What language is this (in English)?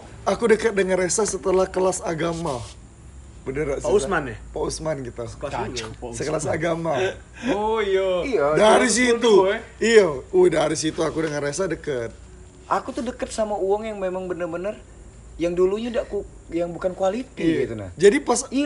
Indonesian